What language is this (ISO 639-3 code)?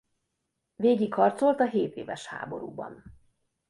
hun